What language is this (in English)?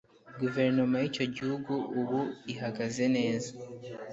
Kinyarwanda